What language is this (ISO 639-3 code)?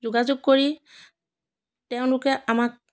asm